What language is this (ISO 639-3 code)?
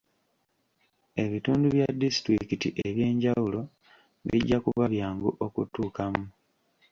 lug